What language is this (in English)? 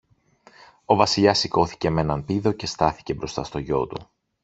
Greek